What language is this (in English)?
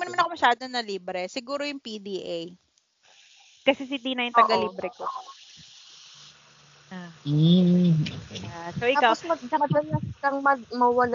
Filipino